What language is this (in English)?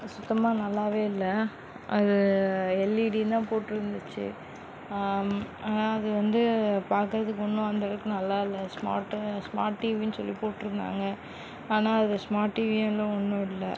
Tamil